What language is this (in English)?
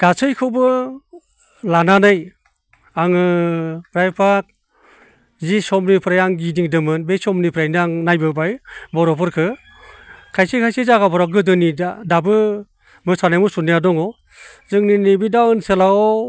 Bodo